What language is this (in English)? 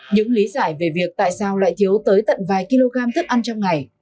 Vietnamese